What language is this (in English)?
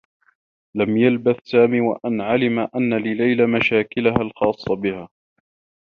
Arabic